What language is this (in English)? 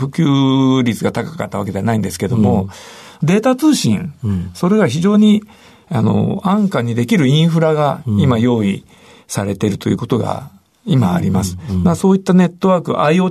Japanese